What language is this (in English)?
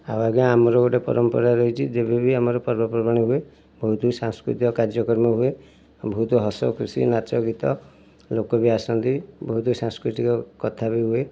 Odia